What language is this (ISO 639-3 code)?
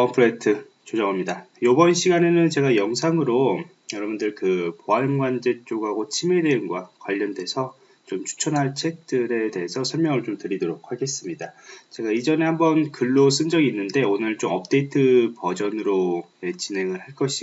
kor